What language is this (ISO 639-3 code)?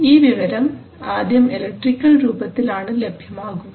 mal